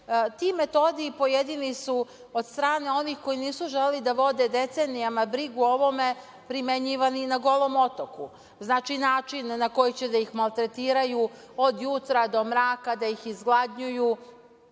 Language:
Serbian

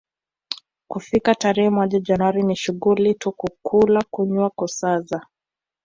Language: Swahili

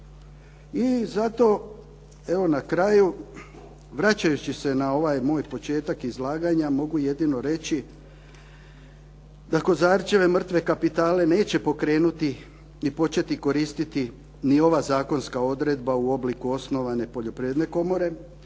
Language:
Croatian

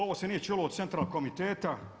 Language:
Croatian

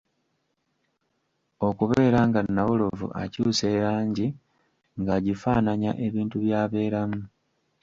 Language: Ganda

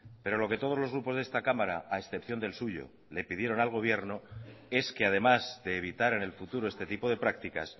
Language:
Spanish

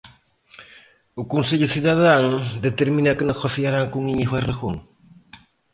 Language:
Galician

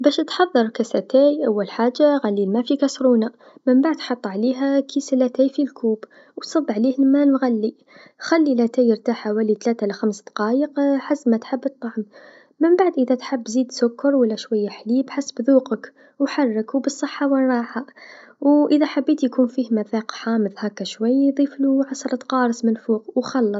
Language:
Tunisian Arabic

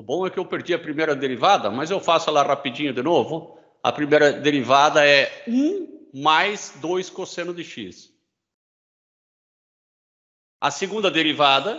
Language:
Portuguese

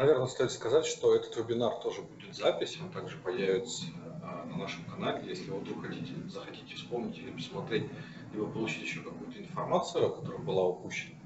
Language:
Russian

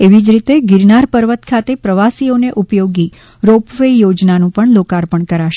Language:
Gujarati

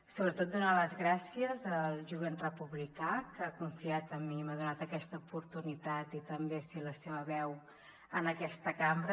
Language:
Catalan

